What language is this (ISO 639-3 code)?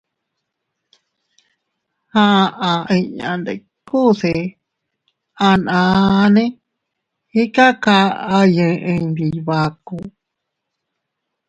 cut